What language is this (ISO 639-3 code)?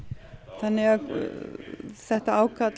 isl